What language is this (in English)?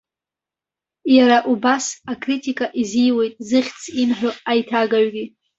Abkhazian